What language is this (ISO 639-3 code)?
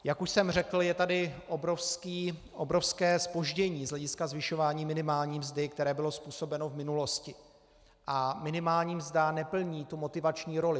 ces